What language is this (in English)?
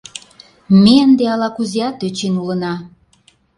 Mari